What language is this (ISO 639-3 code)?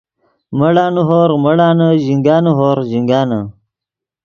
ydg